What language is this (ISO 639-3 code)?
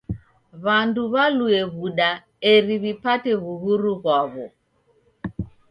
dav